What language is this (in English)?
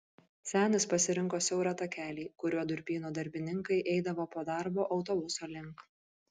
Lithuanian